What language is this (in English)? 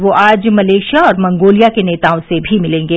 Hindi